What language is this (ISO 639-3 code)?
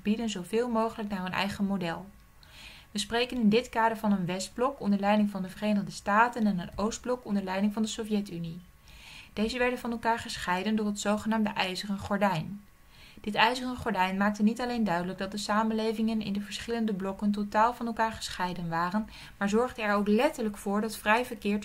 nld